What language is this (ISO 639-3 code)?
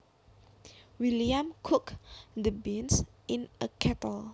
jav